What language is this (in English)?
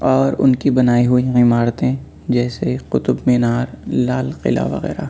Urdu